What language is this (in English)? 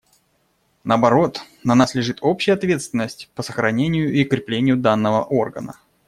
Russian